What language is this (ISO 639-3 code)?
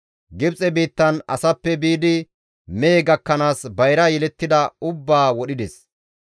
gmv